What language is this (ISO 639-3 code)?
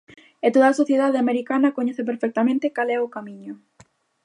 glg